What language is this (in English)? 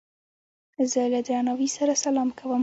Pashto